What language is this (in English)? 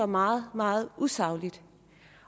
Danish